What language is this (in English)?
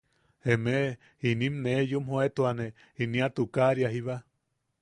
Yaqui